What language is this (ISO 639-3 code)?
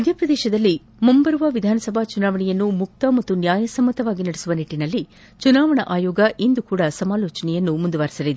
kan